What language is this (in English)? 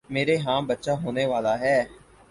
Urdu